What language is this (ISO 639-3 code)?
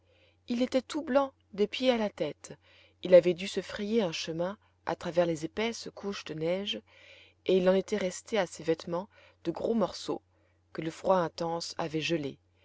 fra